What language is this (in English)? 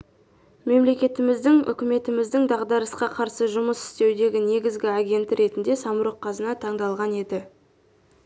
Kazakh